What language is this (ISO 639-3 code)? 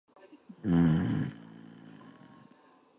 eng